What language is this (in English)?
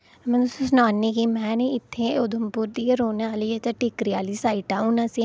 Dogri